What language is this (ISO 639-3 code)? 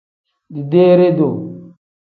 kdh